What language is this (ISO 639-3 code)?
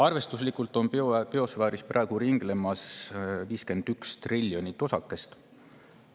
est